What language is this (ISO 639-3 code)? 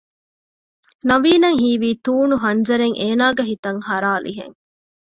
div